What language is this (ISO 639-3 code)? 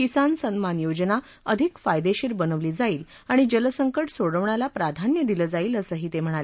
mar